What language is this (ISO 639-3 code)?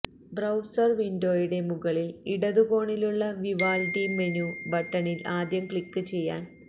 mal